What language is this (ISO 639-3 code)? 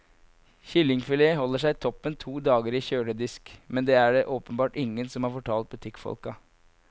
nor